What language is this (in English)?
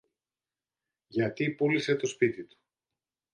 Greek